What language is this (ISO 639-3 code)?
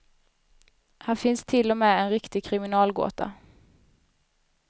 swe